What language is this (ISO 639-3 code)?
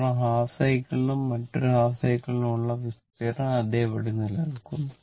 mal